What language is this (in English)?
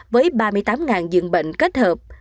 Vietnamese